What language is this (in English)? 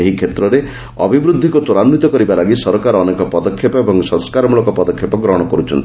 Odia